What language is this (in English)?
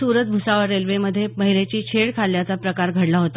Marathi